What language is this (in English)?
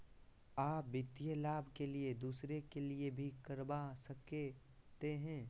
Magahi